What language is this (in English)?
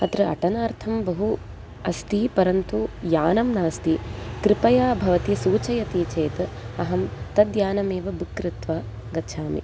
Sanskrit